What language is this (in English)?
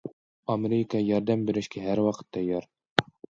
Uyghur